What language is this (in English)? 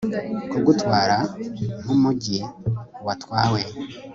Kinyarwanda